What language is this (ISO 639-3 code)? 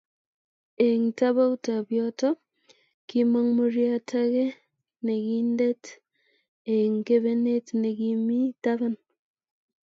kln